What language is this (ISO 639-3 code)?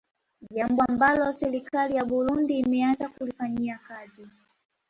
swa